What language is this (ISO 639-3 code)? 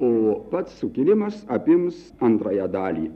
lit